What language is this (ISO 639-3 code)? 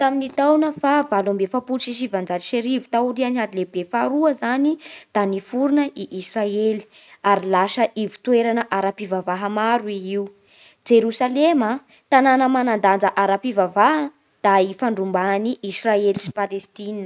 bhr